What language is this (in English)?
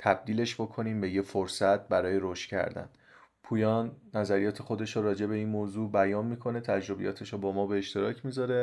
Persian